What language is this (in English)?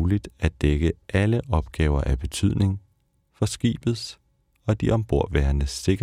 Danish